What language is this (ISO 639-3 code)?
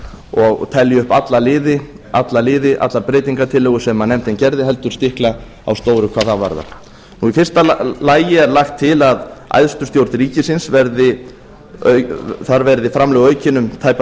isl